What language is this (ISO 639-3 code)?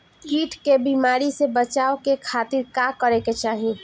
bho